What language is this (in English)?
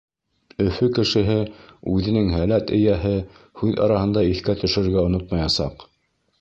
Bashkir